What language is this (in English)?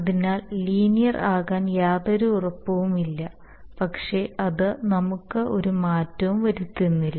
Malayalam